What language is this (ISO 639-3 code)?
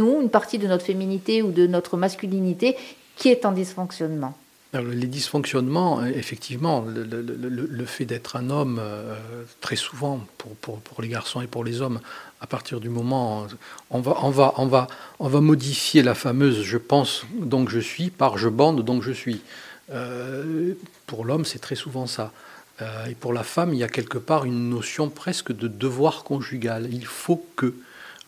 fra